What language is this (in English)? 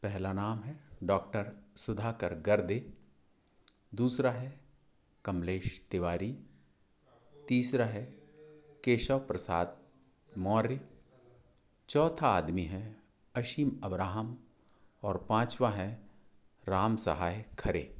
Hindi